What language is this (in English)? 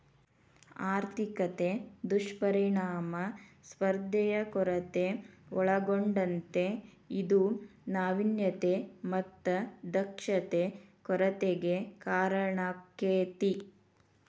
Kannada